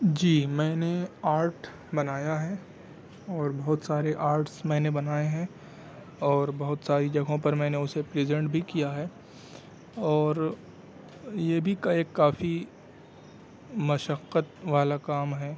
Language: Urdu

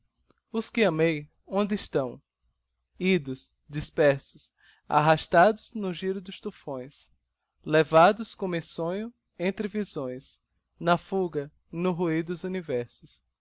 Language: Portuguese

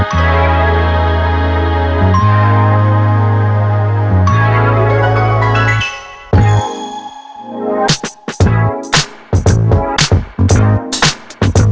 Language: Indonesian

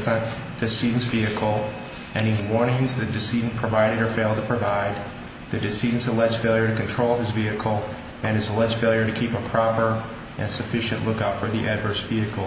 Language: English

